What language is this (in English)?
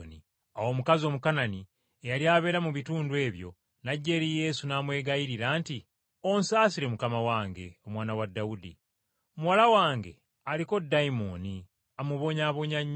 Ganda